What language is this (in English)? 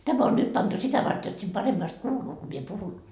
Finnish